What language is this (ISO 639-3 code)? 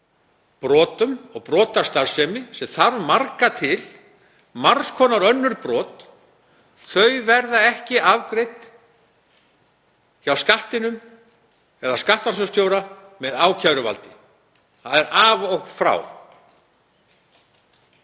isl